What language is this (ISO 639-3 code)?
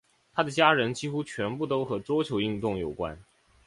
zho